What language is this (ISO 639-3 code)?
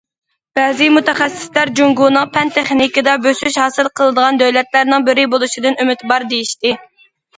uig